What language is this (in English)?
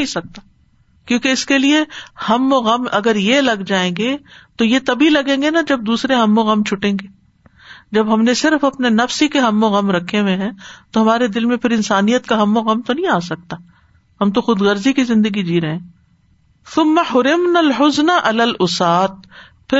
Urdu